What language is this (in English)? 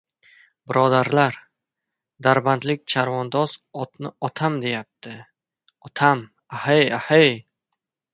Uzbek